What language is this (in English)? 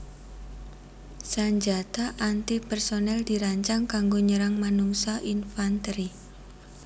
Javanese